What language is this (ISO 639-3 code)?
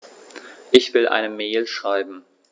deu